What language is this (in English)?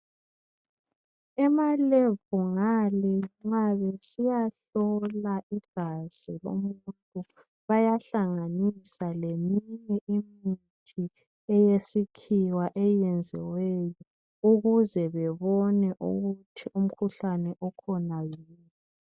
North Ndebele